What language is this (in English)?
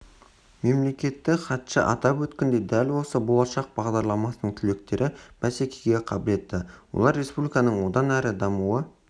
Kazakh